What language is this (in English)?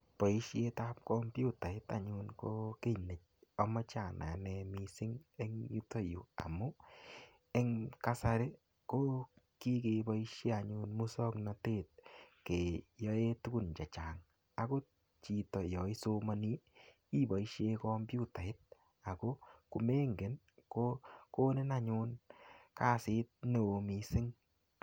Kalenjin